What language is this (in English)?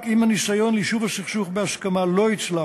Hebrew